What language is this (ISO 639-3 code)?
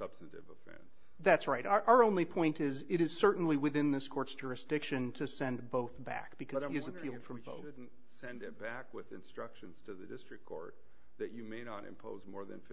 eng